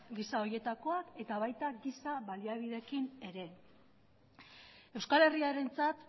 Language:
Basque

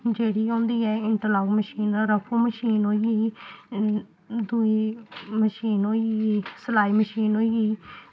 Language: Dogri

